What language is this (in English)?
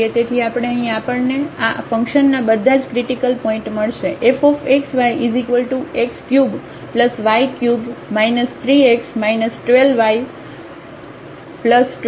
Gujarati